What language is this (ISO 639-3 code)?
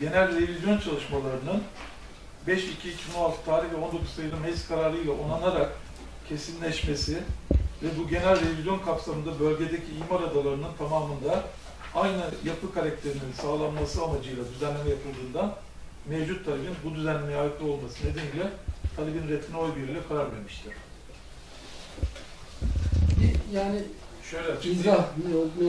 tur